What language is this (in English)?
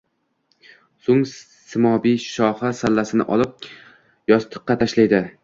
Uzbek